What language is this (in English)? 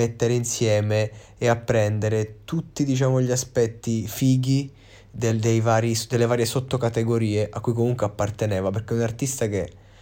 Italian